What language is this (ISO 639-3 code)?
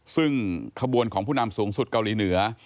tha